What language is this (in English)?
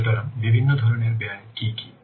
Bangla